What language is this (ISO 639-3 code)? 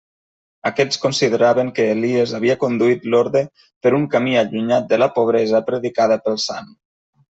cat